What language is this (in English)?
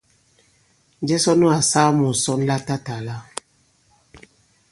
Bankon